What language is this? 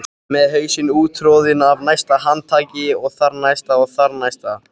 Icelandic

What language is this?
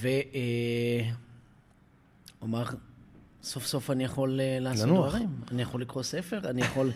Hebrew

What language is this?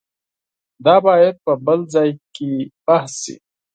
Pashto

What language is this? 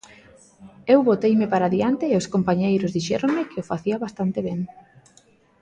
Galician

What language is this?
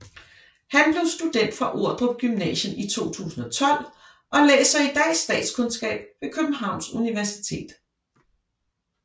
Danish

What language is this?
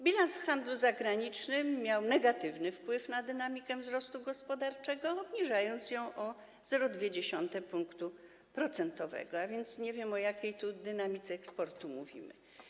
Polish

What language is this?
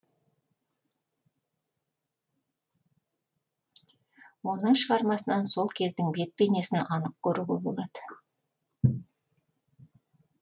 Kazakh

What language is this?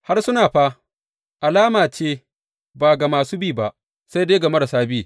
Hausa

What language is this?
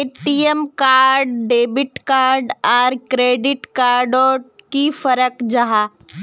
Magahi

